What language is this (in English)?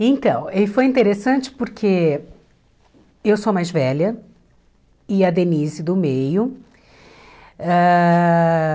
Portuguese